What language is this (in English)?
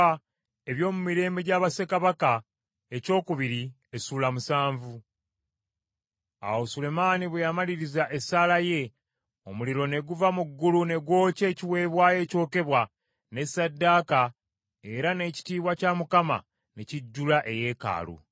Ganda